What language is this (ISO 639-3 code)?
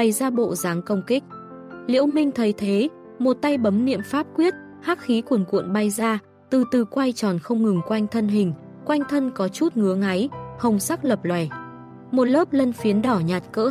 vie